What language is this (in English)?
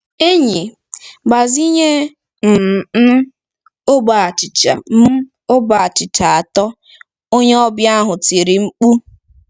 Igbo